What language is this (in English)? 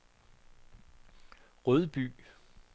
Danish